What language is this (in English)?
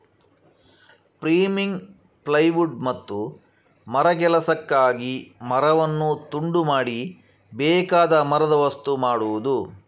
Kannada